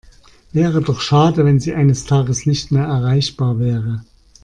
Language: German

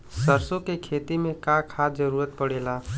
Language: Bhojpuri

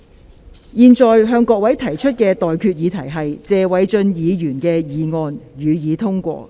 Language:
Cantonese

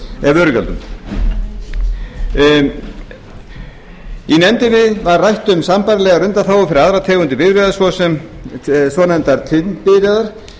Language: Icelandic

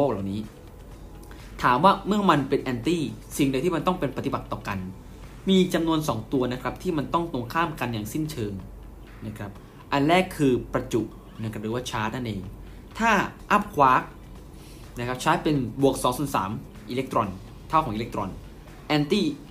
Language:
Thai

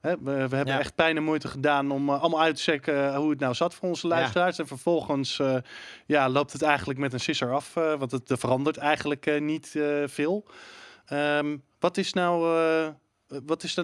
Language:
Dutch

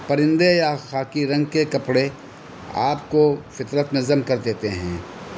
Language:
Urdu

